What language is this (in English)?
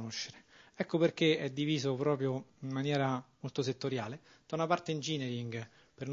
Italian